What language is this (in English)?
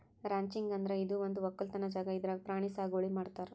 Kannada